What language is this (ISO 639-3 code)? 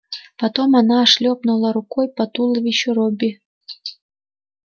rus